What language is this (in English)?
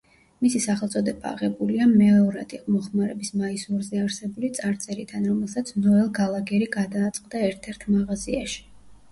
Georgian